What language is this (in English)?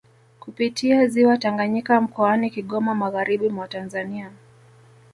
Swahili